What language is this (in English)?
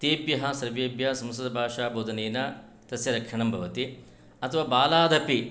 Sanskrit